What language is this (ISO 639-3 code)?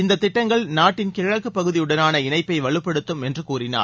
tam